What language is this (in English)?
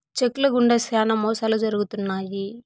Telugu